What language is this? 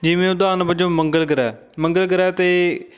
Punjabi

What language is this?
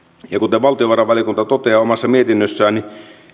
Finnish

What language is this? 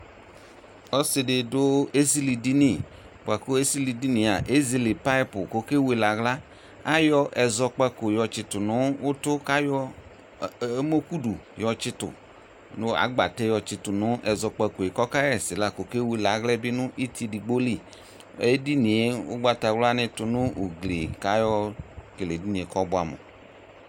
Ikposo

